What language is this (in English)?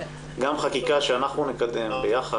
Hebrew